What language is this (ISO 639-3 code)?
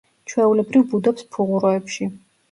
kat